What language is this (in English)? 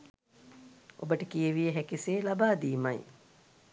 Sinhala